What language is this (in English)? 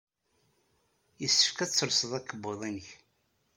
Kabyle